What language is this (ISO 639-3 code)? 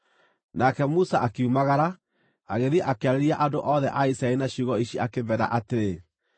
kik